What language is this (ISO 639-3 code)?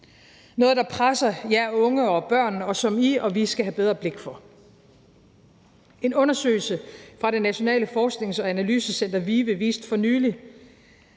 dan